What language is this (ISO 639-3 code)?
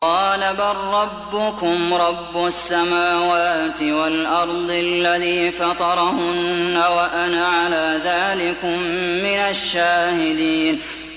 ara